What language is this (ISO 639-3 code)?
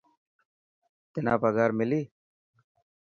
mki